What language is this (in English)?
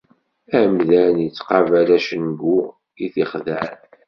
Kabyle